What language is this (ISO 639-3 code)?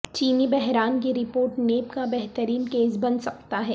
urd